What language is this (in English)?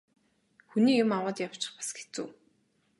Mongolian